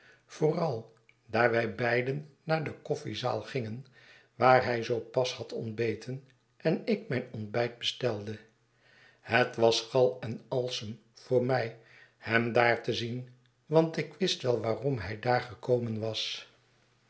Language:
Dutch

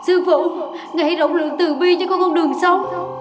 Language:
Vietnamese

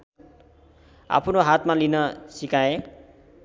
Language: Nepali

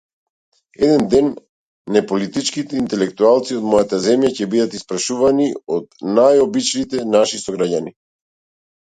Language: Macedonian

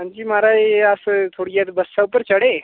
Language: Dogri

